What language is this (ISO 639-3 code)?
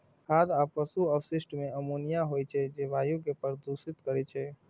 mai